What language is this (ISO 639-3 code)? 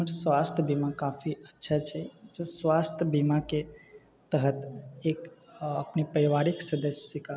mai